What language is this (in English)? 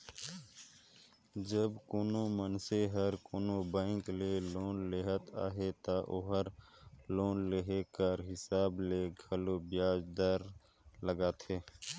Chhattisgarhi